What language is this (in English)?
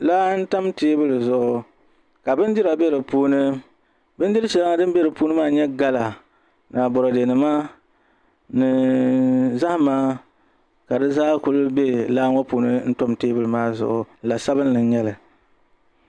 Dagbani